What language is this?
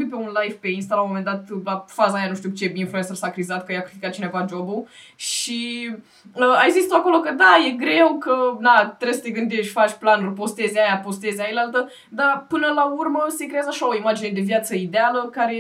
Romanian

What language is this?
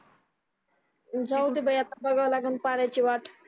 Marathi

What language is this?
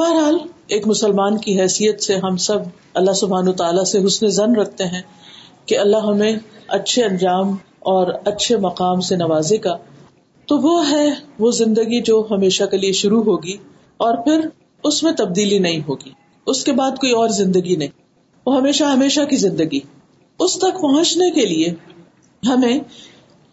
Urdu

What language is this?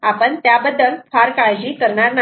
Marathi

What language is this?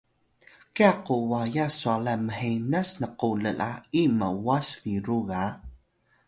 Atayal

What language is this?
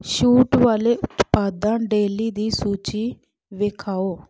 Punjabi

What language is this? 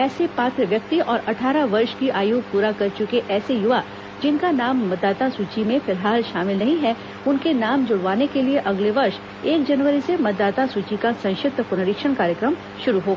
Hindi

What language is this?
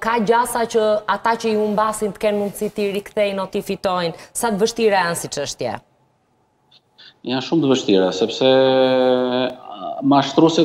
Romanian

